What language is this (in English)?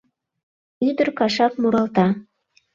Mari